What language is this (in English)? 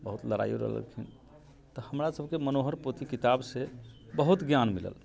Maithili